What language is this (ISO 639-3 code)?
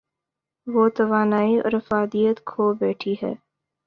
urd